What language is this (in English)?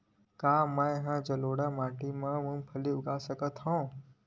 Chhattisgarhi